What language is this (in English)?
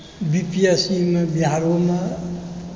Maithili